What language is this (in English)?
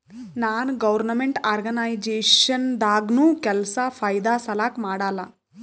Kannada